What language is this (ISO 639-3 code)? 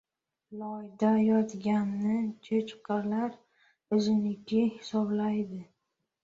uzb